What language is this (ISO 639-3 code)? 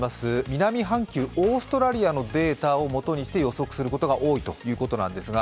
jpn